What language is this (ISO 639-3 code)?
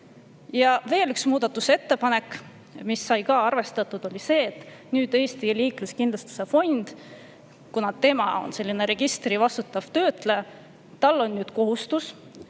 est